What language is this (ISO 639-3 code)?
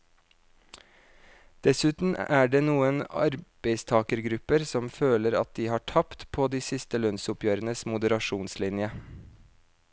nor